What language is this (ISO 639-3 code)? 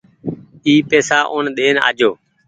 gig